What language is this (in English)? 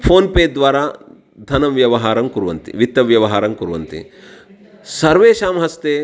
Sanskrit